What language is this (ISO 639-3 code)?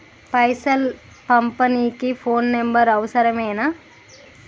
tel